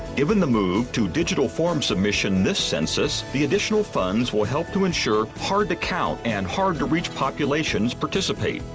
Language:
English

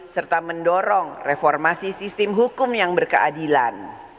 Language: Indonesian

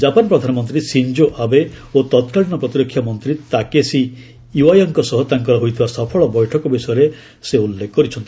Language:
Odia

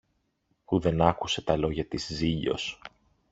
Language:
Greek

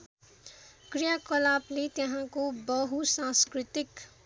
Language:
Nepali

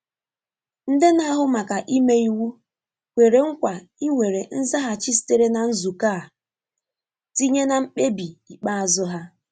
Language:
Igbo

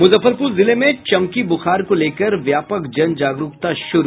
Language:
Hindi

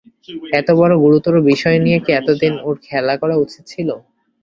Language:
Bangla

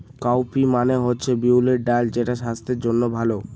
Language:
Bangla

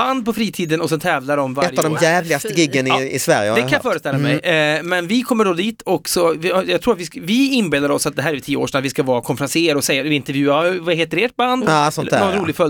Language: Swedish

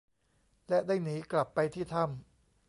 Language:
Thai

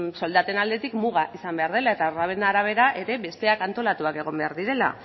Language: Basque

